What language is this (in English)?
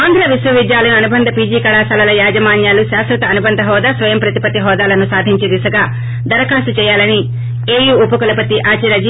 Telugu